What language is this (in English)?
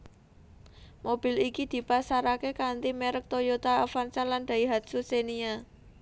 Javanese